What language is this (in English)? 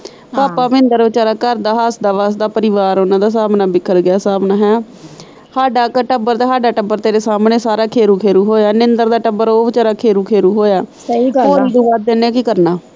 Punjabi